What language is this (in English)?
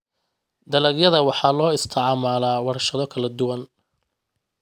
Somali